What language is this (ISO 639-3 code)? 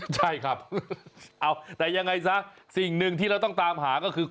tha